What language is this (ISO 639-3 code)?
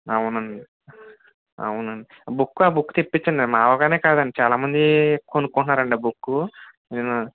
tel